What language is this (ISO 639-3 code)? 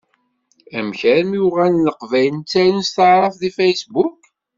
kab